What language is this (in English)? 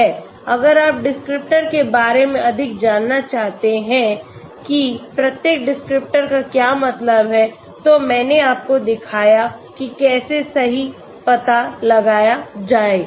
Hindi